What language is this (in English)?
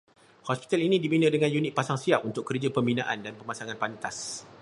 Malay